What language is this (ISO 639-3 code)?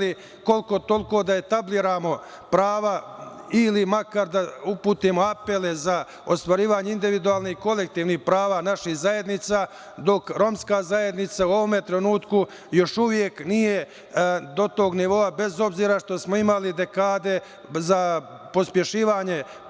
srp